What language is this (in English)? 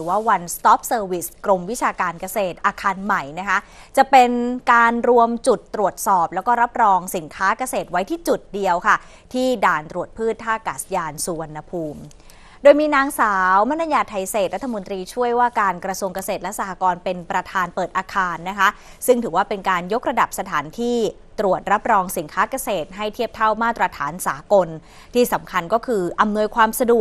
Thai